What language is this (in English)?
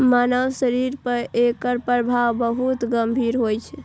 Maithili